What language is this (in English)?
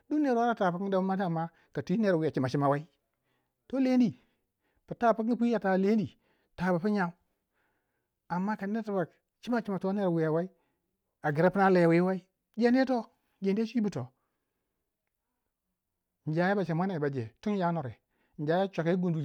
Waja